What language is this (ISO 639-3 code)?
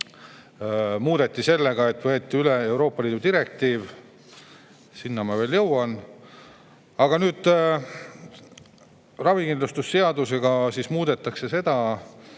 est